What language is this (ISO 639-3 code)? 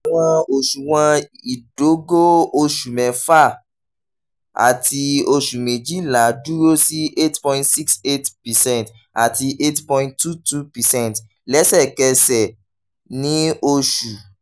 yor